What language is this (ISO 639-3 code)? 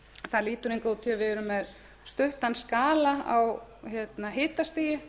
isl